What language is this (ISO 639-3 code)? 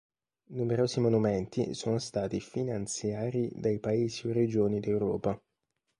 ita